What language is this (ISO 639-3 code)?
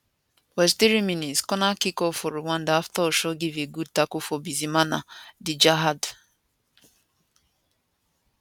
pcm